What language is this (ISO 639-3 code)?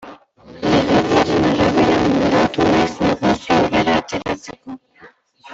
eus